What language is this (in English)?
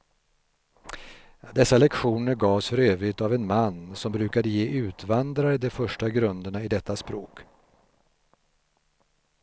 Swedish